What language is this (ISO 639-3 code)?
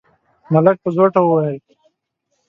pus